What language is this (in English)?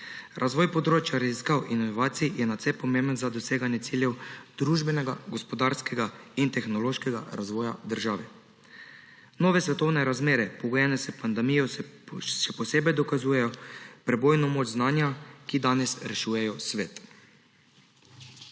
Slovenian